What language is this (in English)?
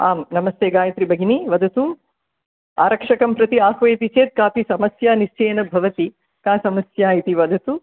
Sanskrit